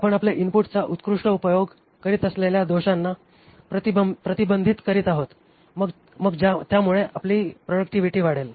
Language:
Marathi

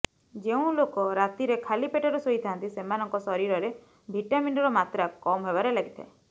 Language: Odia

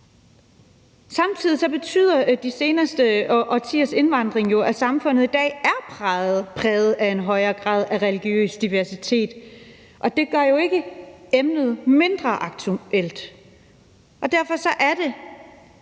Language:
Danish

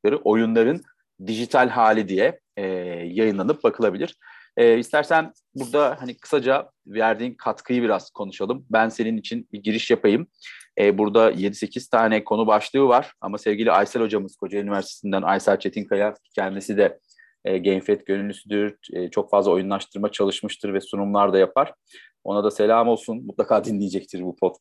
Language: Turkish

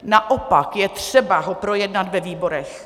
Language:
Czech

